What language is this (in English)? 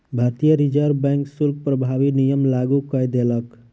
Maithili